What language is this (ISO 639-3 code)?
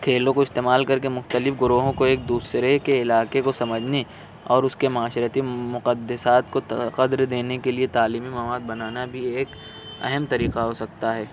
urd